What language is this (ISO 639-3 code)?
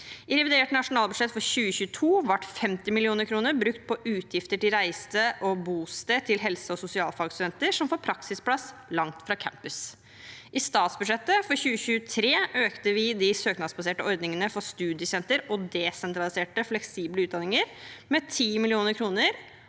nor